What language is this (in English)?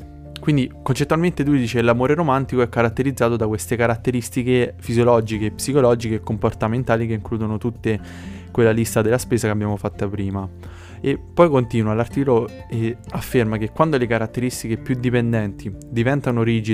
Italian